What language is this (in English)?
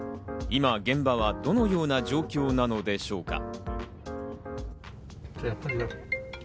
Japanese